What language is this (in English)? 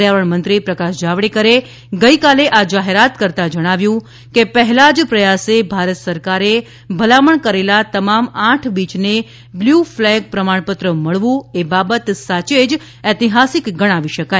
Gujarati